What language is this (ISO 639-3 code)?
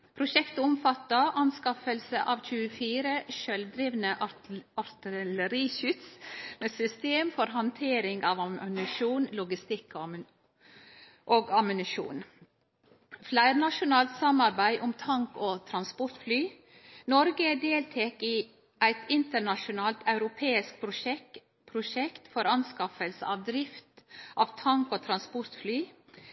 nno